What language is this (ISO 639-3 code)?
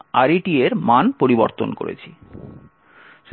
ben